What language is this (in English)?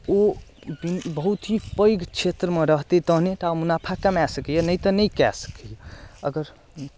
Maithili